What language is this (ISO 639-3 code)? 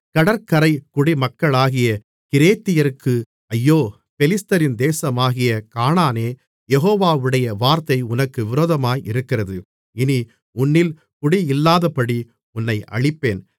tam